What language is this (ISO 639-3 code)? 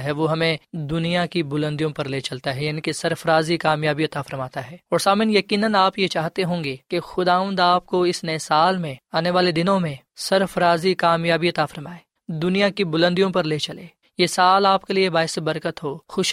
urd